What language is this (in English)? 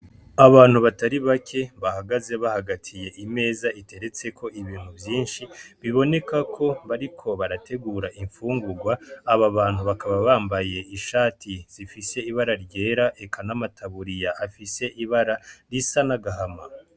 Rundi